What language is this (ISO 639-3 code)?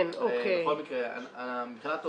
heb